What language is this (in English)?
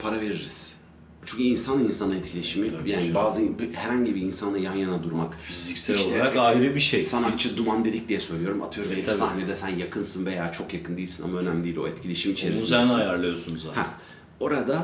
Turkish